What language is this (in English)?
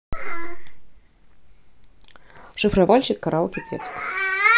Russian